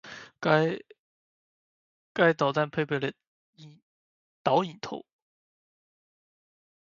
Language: Chinese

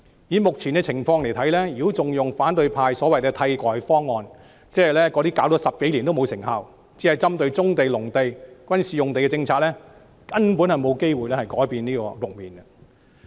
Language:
Cantonese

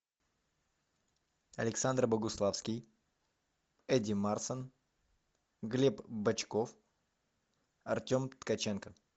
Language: Russian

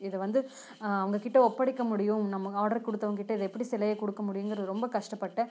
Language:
Tamil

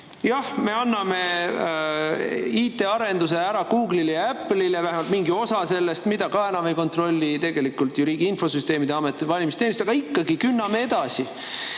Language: Estonian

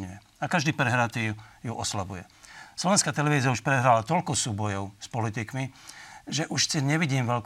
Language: Slovak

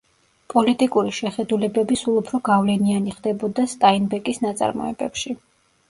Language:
Georgian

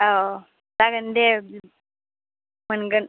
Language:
Bodo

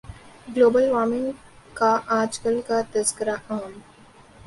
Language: Urdu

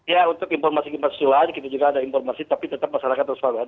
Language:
Indonesian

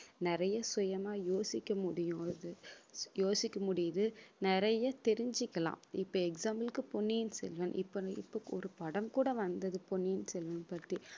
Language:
Tamil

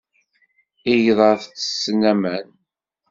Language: Kabyle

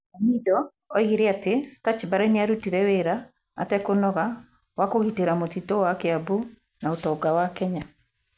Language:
Kikuyu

